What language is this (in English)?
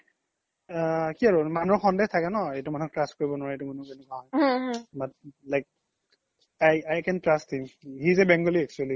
Assamese